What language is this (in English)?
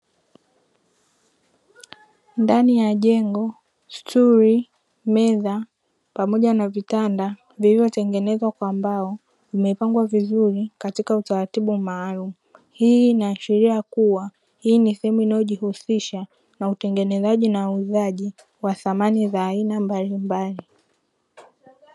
Swahili